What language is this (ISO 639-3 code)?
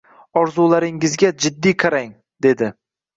uzb